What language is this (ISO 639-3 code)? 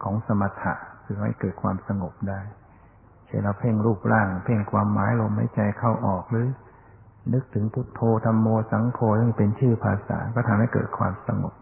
tha